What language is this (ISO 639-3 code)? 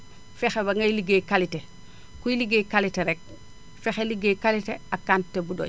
wol